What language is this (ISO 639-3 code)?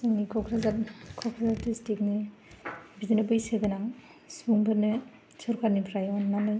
brx